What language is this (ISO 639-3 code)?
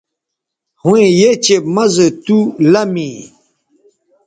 btv